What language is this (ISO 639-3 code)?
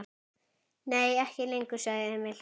isl